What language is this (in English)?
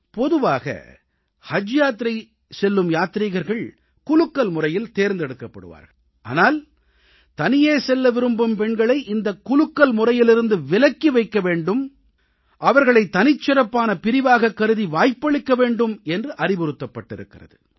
Tamil